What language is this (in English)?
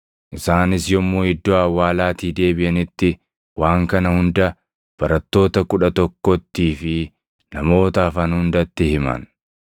Oromo